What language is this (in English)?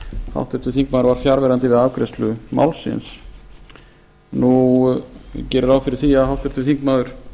Icelandic